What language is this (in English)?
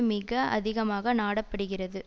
Tamil